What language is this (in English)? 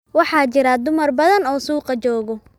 Somali